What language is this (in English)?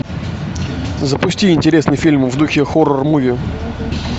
Russian